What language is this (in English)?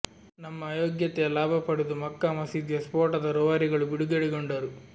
Kannada